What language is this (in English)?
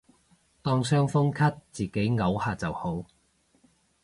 Cantonese